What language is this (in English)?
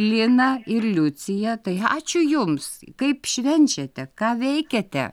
Lithuanian